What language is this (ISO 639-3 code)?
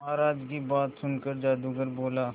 hin